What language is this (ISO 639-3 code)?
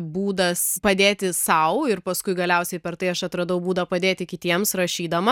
lit